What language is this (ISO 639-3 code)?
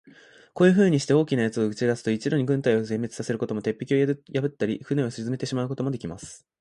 jpn